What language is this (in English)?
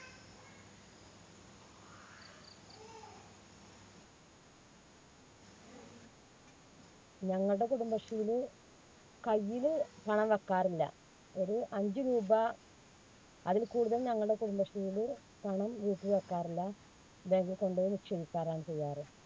Malayalam